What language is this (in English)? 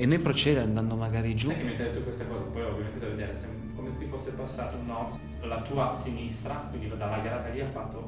Italian